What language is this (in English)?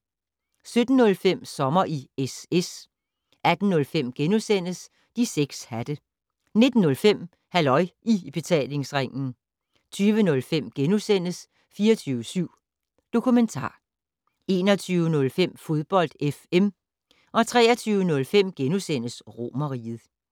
Danish